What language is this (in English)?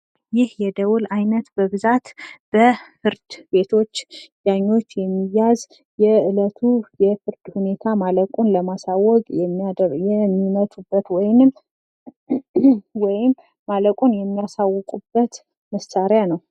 Amharic